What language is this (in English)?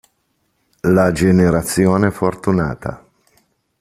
Italian